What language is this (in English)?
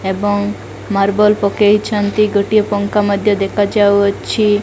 Odia